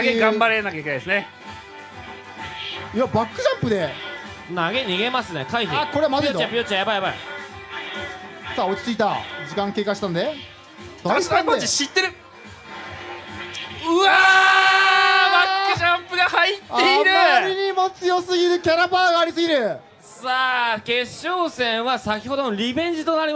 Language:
Japanese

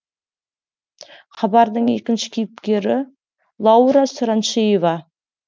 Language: Kazakh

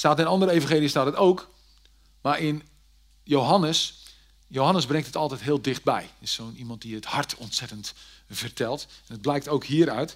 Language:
Dutch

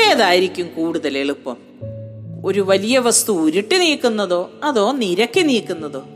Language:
Malayalam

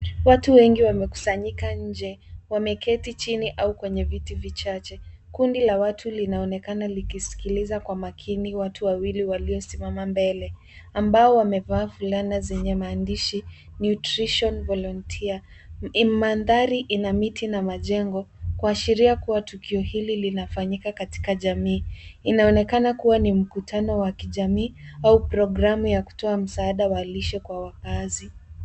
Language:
Swahili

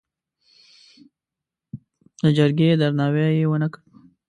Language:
Pashto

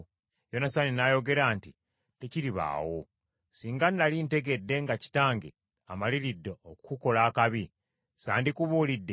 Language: Ganda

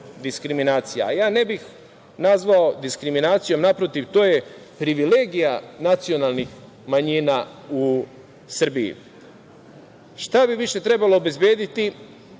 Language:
Serbian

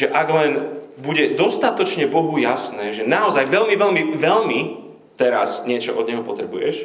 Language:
Slovak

